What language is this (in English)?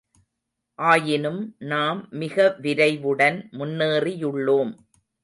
Tamil